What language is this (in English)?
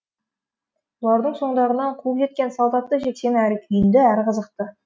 Kazakh